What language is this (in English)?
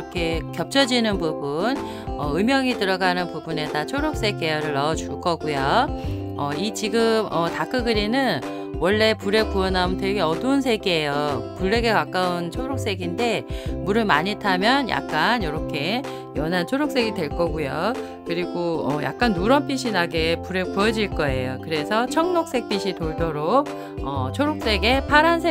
Korean